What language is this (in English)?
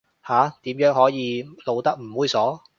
Cantonese